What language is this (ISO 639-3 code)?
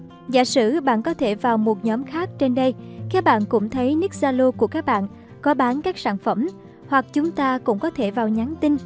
vie